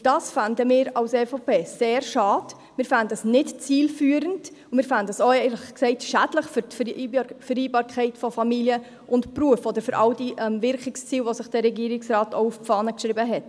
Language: Swiss German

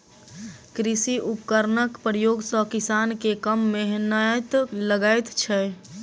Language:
Maithili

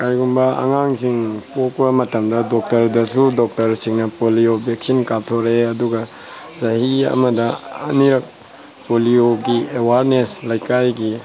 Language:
Manipuri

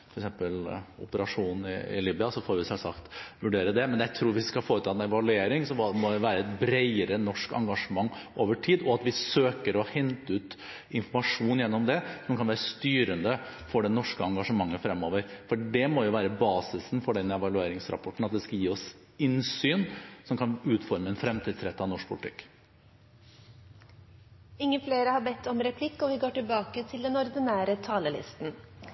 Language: Norwegian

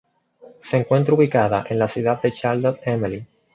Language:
Spanish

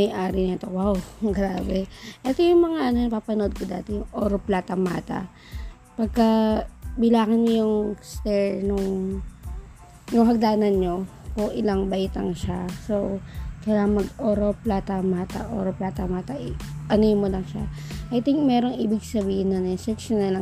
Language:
Filipino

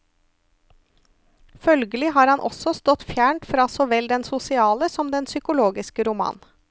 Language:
Norwegian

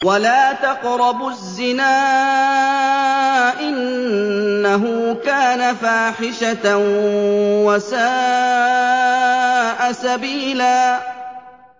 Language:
Arabic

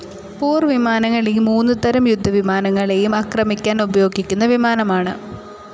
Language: Malayalam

